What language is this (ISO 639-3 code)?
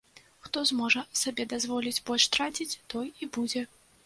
bel